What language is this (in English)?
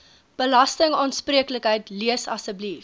Afrikaans